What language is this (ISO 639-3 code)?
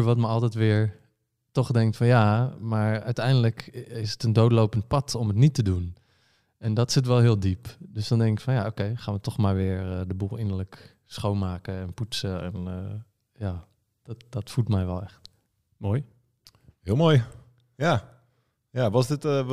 nld